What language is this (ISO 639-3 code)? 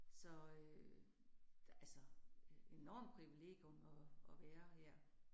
dan